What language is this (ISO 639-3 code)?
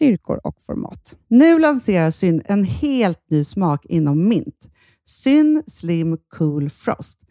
swe